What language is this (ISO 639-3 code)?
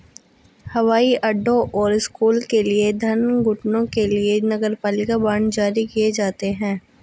hin